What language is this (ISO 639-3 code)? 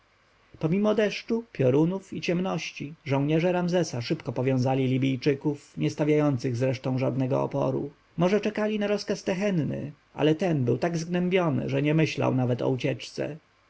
pol